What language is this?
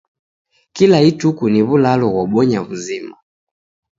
Taita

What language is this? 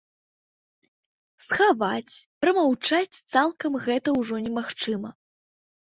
Belarusian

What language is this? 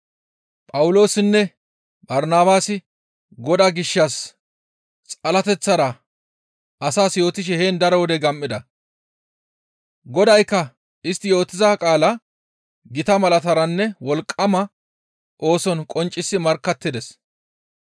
Gamo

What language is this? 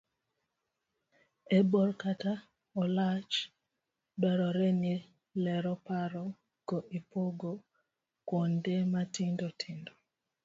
Luo (Kenya and Tanzania)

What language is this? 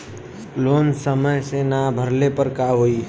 Bhojpuri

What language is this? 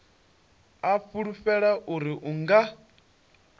Venda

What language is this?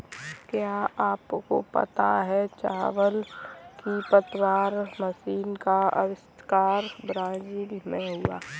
Hindi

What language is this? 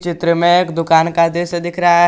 Hindi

